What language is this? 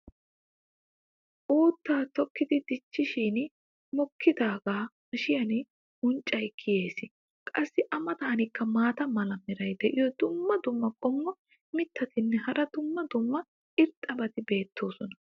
Wolaytta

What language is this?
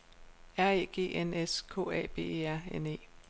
Danish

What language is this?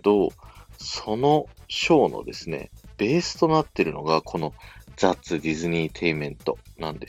Japanese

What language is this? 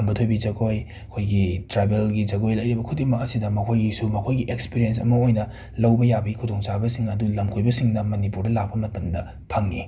Manipuri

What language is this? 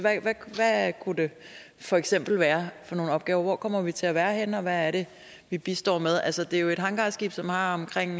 Danish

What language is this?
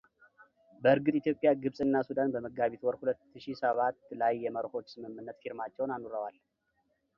Amharic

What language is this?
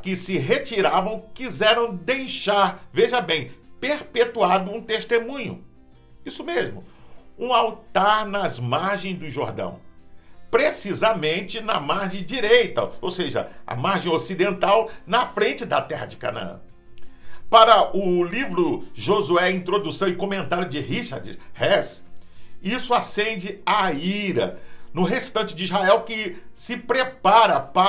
Portuguese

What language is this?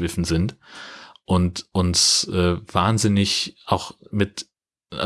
German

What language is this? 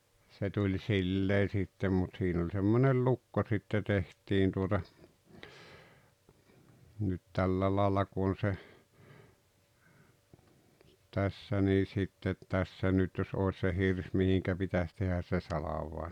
Finnish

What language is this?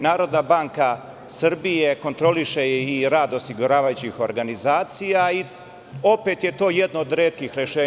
Serbian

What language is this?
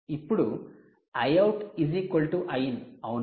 Telugu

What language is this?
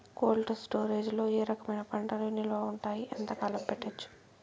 Telugu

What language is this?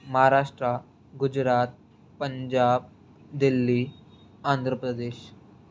Sindhi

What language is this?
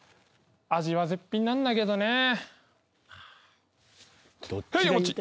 Japanese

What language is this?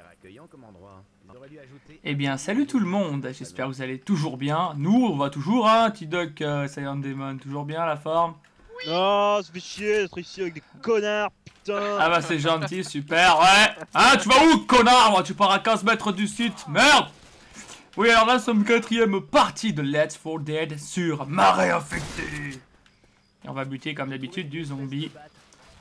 French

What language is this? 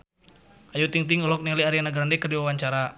Sundanese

